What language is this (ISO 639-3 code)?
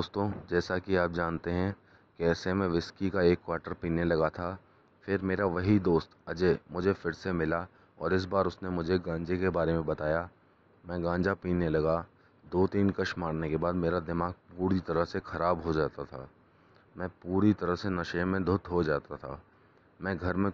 hin